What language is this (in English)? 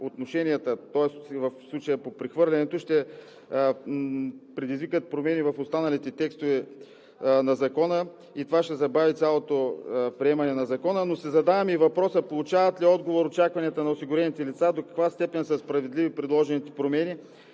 Bulgarian